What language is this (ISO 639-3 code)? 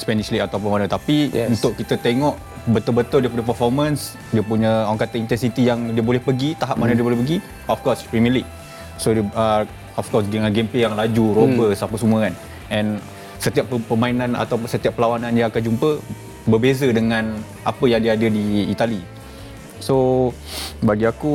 msa